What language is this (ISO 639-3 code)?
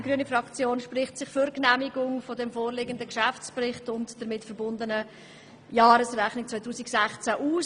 gsw